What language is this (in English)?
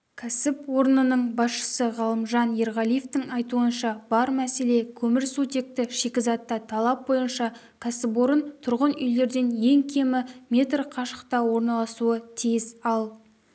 Kazakh